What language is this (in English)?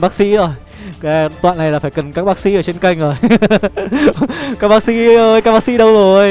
Vietnamese